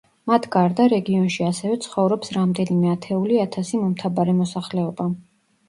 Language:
Georgian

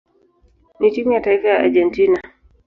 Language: Swahili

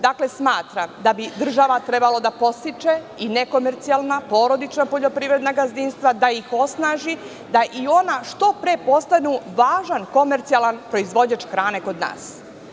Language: Serbian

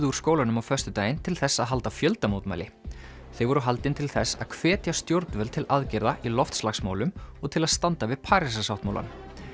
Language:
Icelandic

